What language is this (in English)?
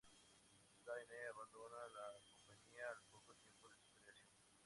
Spanish